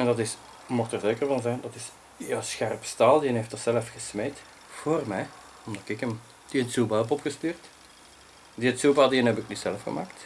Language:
Dutch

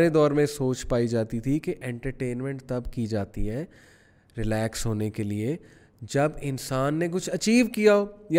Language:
Urdu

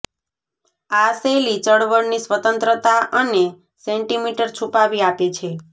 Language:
Gujarati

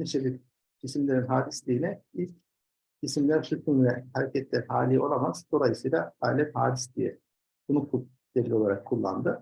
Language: Turkish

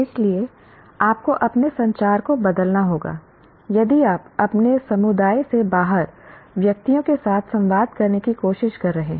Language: Hindi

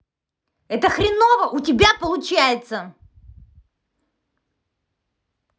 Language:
Russian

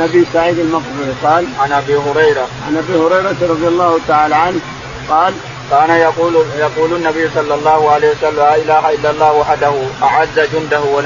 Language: Arabic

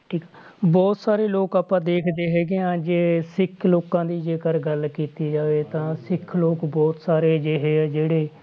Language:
Punjabi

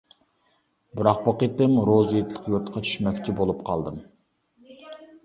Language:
Uyghur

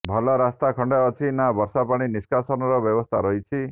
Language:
Odia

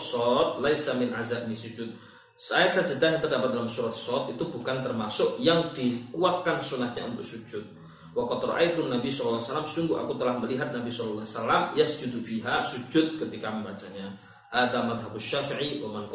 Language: Malay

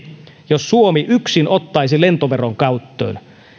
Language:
Finnish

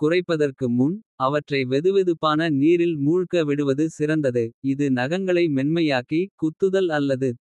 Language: Kota (India)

